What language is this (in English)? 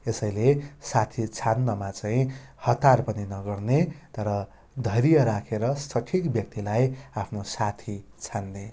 Nepali